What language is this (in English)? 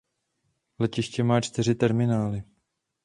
Czech